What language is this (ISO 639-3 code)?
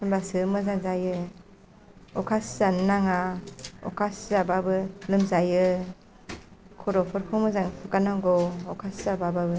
brx